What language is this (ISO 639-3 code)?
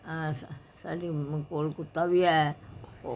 pan